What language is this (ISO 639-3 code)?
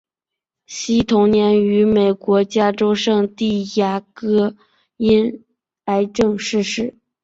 zho